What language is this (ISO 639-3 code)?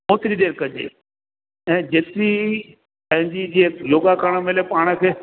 snd